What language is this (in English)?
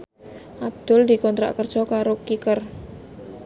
Javanese